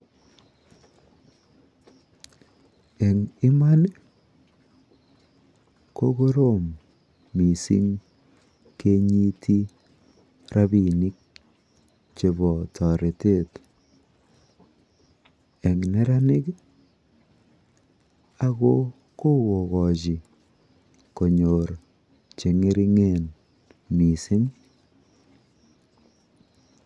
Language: Kalenjin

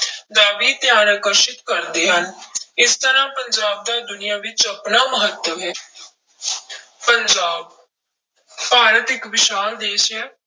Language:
Punjabi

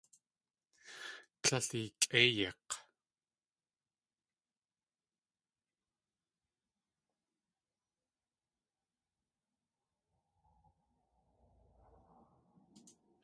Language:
Tlingit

